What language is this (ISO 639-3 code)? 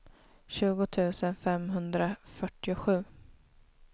swe